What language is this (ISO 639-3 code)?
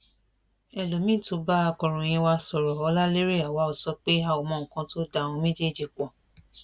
yor